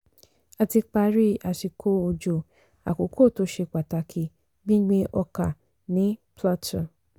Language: Yoruba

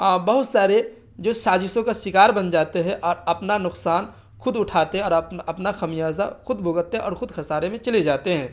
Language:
Urdu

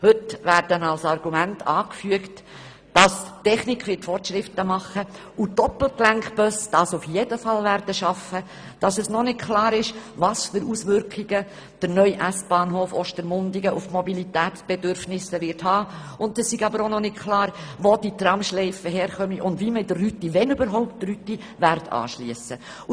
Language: Swiss German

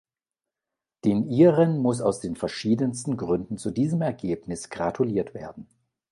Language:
German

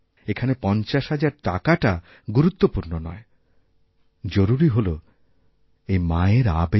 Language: Bangla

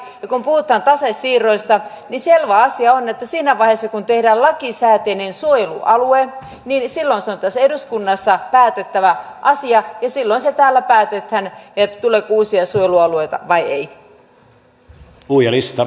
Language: Finnish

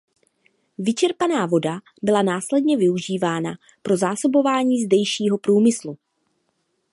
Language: Czech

